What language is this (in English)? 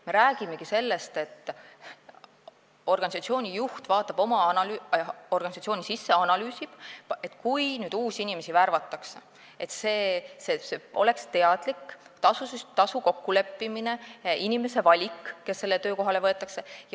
Estonian